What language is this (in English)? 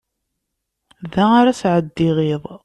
Kabyle